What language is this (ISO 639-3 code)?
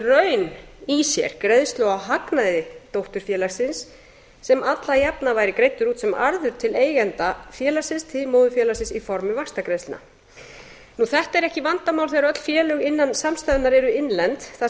isl